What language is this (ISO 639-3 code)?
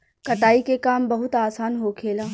bho